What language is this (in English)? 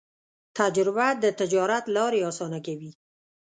Pashto